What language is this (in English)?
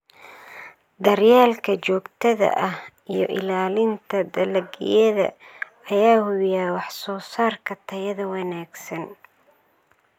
Somali